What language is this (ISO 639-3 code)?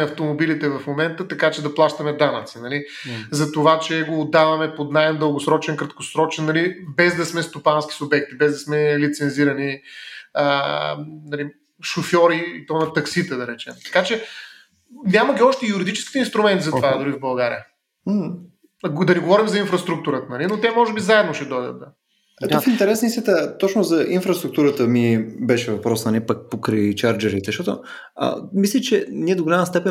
bul